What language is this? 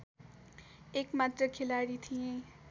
Nepali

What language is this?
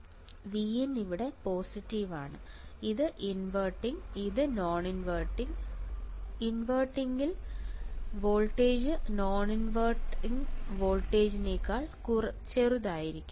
Malayalam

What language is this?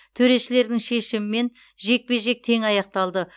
Kazakh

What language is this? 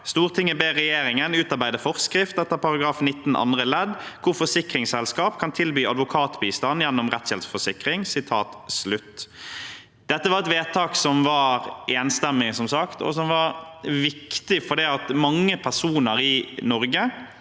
Norwegian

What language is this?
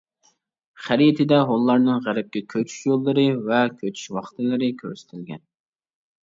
Uyghur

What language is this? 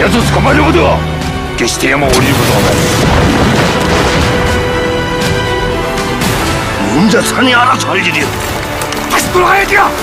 Korean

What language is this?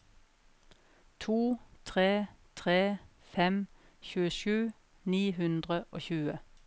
Norwegian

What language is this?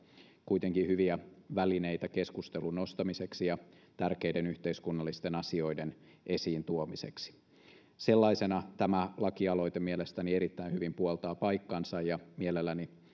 Finnish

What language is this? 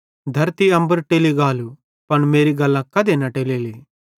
Bhadrawahi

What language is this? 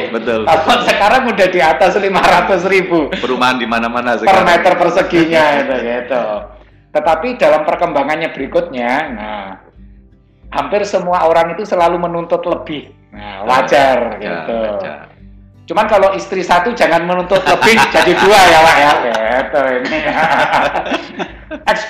Indonesian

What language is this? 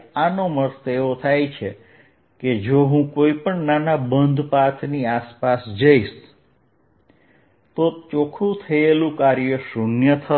Gujarati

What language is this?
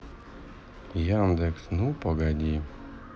Russian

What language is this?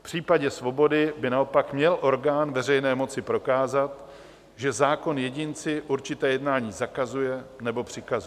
Czech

